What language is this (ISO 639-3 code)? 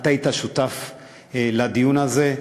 heb